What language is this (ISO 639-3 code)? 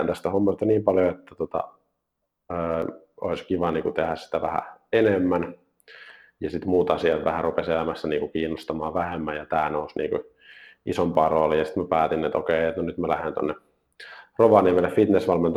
fin